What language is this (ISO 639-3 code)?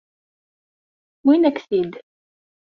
kab